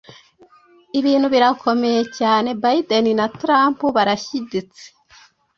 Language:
Kinyarwanda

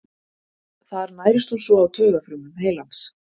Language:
Icelandic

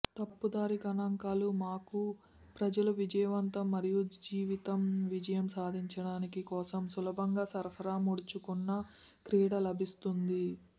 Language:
Telugu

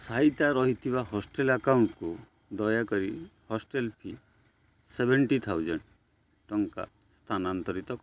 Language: Odia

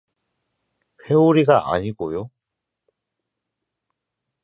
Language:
Korean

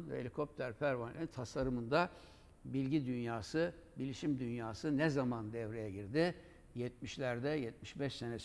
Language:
Turkish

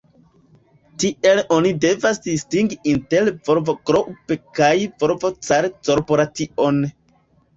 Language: Esperanto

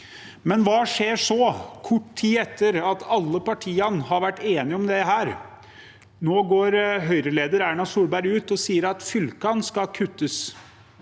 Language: Norwegian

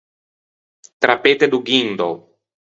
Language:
Ligurian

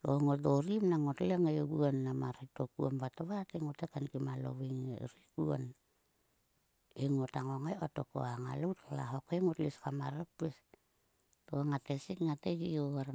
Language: Sulka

